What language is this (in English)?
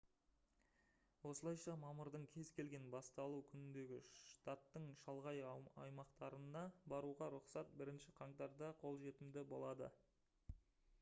Kazakh